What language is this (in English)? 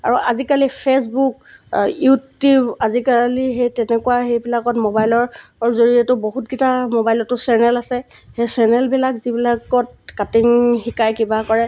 Assamese